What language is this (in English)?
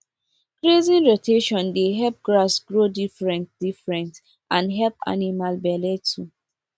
Nigerian Pidgin